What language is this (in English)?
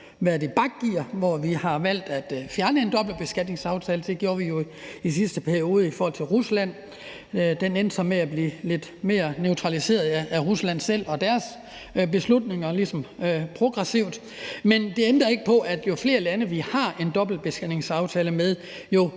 Danish